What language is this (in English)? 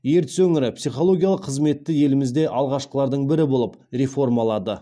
Kazakh